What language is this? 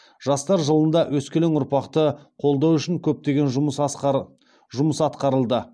Kazakh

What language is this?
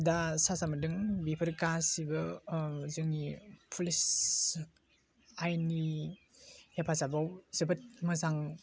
Bodo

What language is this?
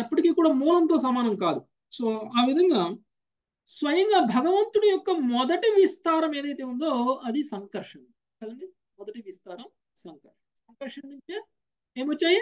Telugu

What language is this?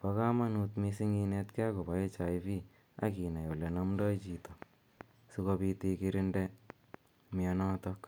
Kalenjin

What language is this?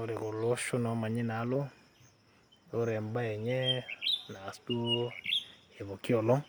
Masai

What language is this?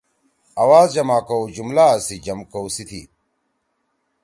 Torwali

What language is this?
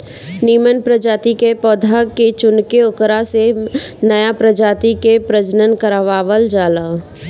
Bhojpuri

